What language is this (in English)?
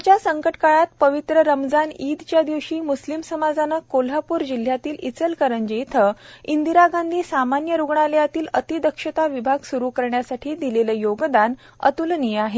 Marathi